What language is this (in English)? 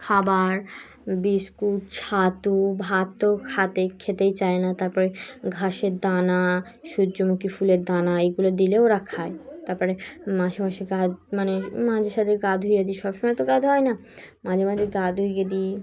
Bangla